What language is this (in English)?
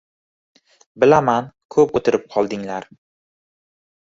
Uzbek